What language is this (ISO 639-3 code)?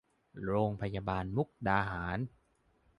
tha